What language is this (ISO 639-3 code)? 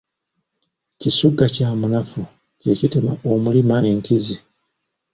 lug